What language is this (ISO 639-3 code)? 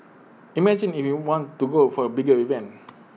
eng